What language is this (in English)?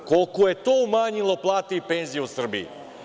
Serbian